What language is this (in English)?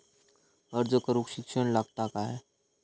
Marathi